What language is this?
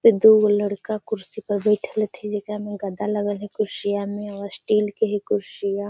Magahi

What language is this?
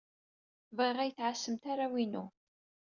Kabyle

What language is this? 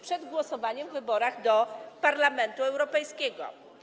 Polish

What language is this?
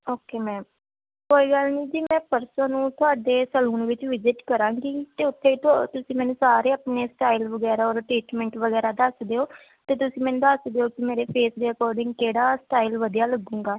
Punjabi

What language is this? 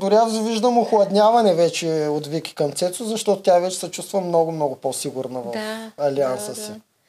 Bulgarian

